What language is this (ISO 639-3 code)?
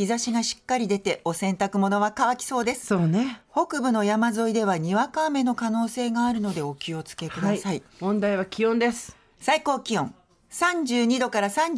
jpn